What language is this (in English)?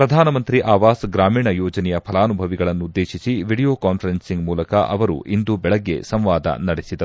Kannada